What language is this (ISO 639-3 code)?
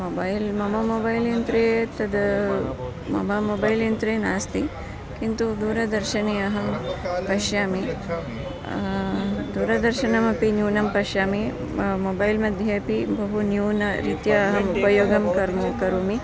san